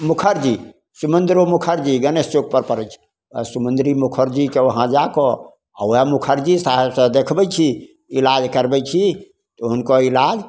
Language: Maithili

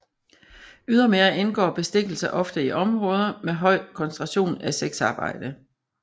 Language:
Danish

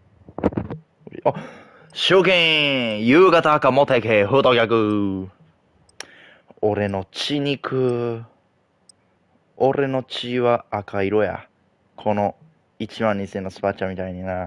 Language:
Japanese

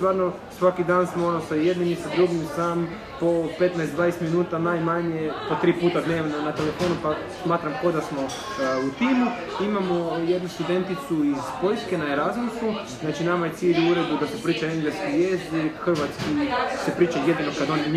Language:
Croatian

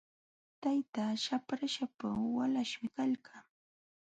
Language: Jauja Wanca Quechua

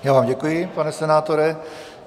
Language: Czech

